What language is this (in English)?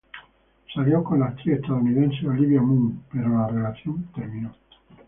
Spanish